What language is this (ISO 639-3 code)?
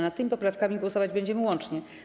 pol